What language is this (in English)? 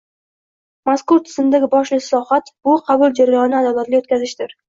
Uzbek